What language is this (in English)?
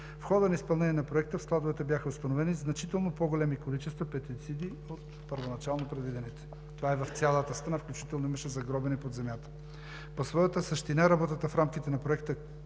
Bulgarian